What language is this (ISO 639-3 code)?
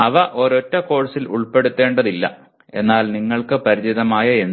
mal